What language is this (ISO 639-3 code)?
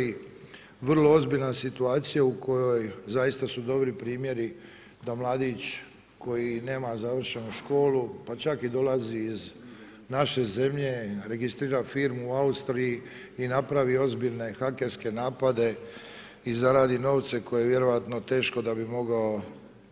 hrv